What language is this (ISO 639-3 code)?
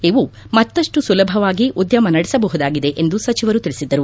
kan